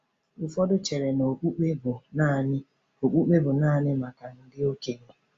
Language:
Igbo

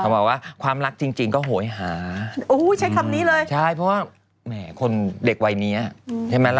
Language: Thai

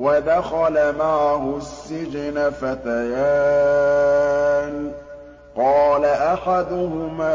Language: Arabic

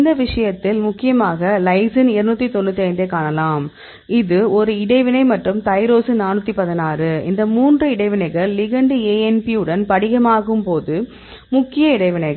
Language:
Tamil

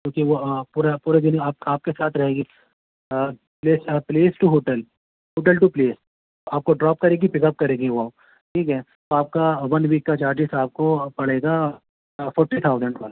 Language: Urdu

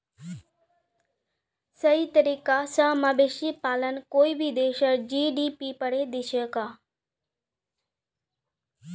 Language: Magahi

